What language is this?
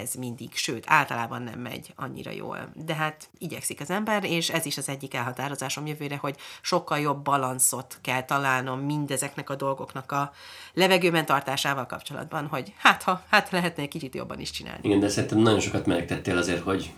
Hungarian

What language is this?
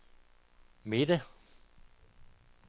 Danish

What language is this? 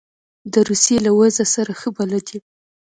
Pashto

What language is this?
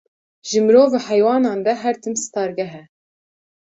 Kurdish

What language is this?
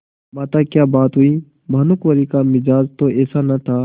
Hindi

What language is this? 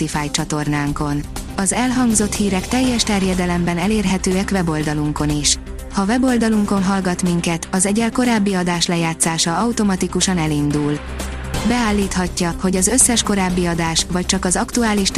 Hungarian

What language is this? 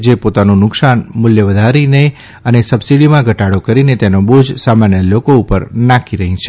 Gujarati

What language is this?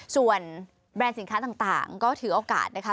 Thai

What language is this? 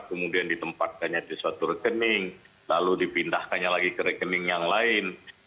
Indonesian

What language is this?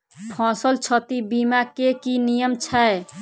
Maithili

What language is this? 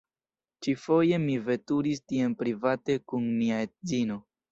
Esperanto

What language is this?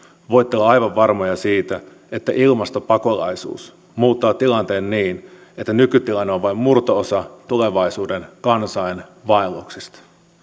Finnish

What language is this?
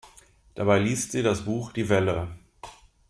German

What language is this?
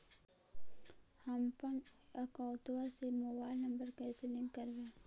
Magahi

